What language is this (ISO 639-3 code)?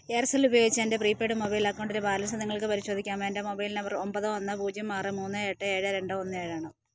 mal